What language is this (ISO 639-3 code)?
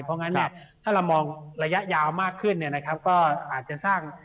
tha